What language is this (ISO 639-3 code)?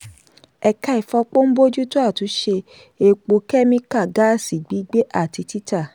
yor